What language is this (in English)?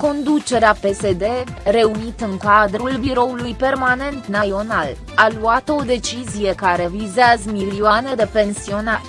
Romanian